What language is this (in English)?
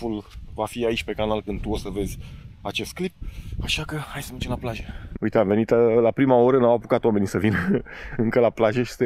Romanian